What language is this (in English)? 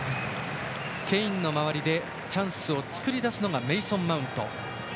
Japanese